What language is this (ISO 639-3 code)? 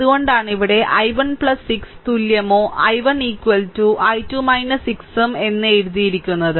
mal